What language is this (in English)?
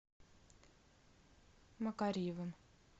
Russian